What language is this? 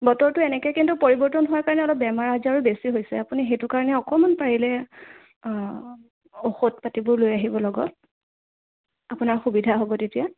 Assamese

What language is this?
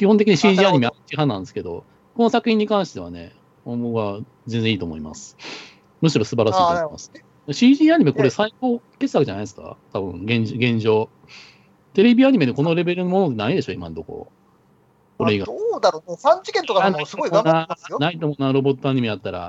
Japanese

